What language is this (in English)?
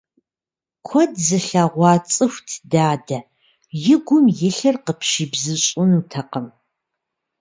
Kabardian